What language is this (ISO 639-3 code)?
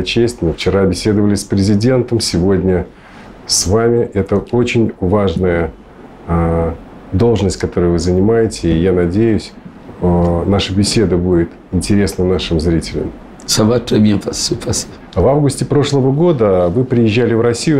rus